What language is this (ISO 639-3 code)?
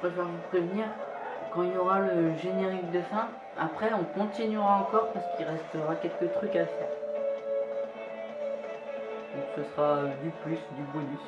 fra